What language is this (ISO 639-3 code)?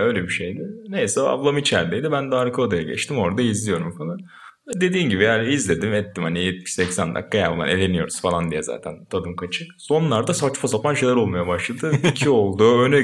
tur